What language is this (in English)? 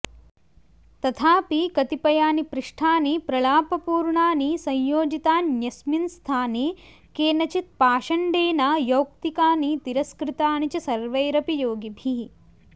Sanskrit